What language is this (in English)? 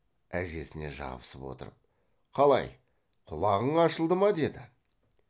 Kazakh